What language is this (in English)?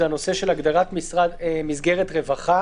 Hebrew